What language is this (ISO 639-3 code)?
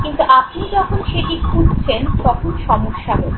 ben